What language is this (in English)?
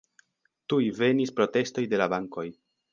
Esperanto